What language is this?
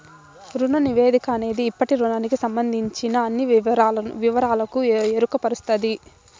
Telugu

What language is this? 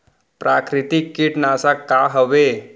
Chhattisgarhi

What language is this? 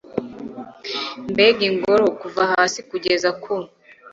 Kinyarwanda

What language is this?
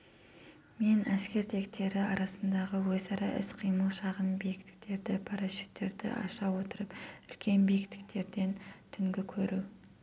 Kazakh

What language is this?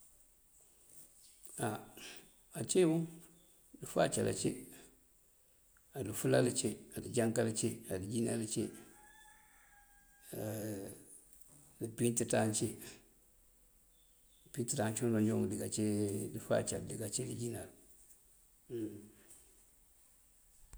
Mandjak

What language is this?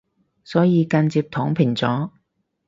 Cantonese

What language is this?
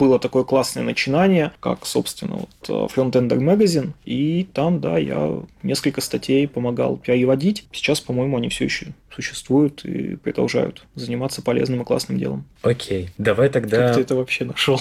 Russian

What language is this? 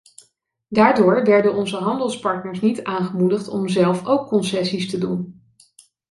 Dutch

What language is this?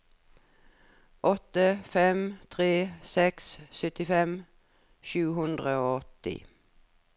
Norwegian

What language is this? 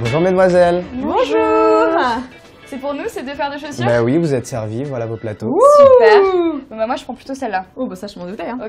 French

